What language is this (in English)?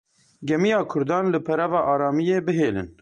Kurdish